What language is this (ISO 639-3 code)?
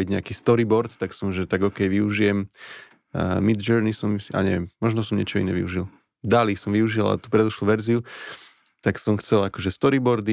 slk